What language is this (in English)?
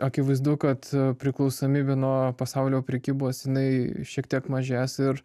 Lithuanian